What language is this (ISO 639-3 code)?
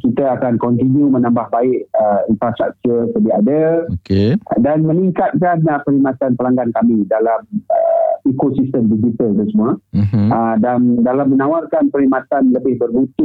msa